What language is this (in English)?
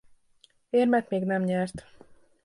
Hungarian